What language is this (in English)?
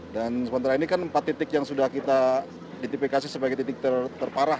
Indonesian